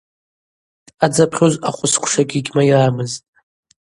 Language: Abaza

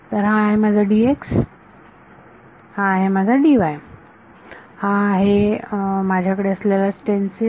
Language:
Marathi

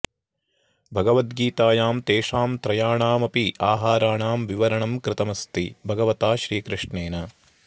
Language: Sanskrit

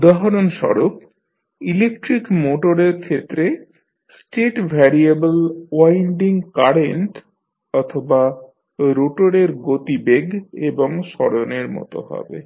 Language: Bangla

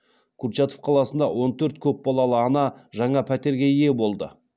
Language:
Kazakh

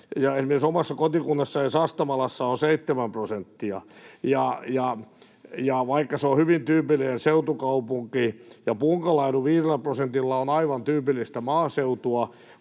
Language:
Finnish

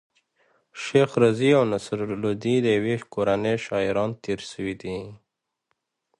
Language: Pashto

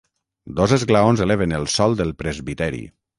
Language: Catalan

